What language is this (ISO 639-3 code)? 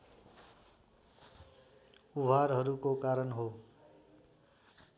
nep